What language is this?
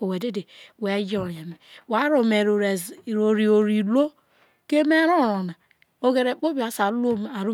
Isoko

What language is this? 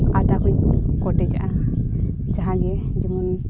Santali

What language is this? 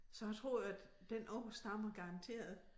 Danish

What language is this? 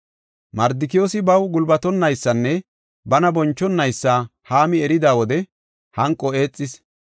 Gofa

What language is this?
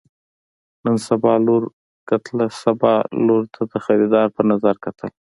Pashto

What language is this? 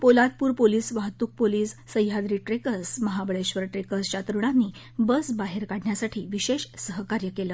Marathi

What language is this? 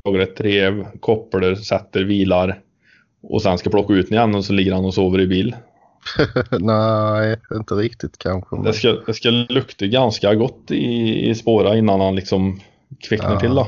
Swedish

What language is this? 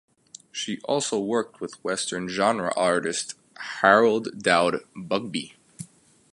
English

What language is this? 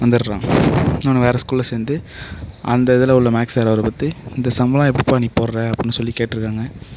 Tamil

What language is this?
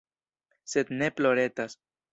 Esperanto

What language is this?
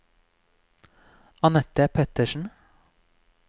Norwegian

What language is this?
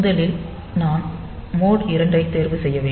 Tamil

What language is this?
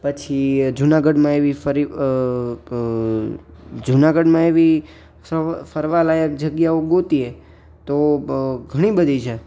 Gujarati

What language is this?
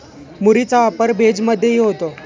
Marathi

